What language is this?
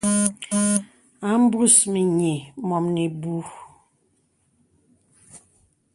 Bebele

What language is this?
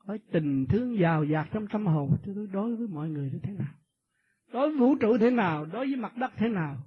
Vietnamese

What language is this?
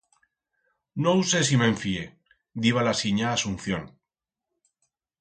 Aragonese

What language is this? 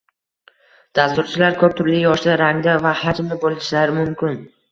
Uzbek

